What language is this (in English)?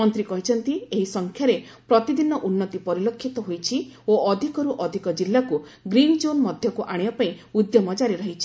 Odia